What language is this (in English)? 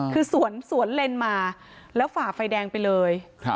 Thai